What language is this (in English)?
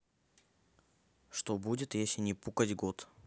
Russian